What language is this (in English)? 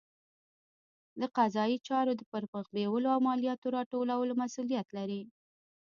Pashto